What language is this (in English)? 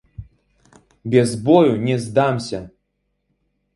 Belarusian